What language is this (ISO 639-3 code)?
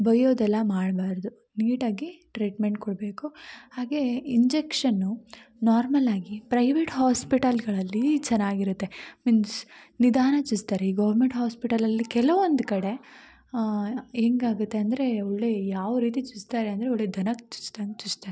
kan